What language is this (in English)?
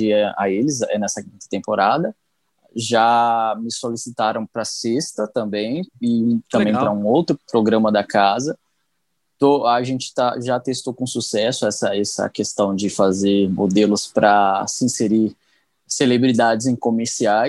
Portuguese